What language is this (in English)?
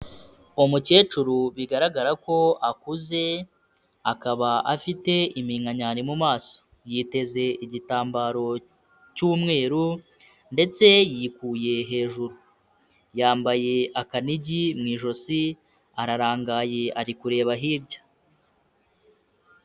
Kinyarwanda